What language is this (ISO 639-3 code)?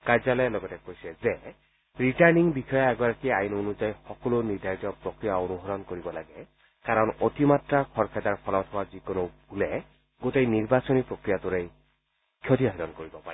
asm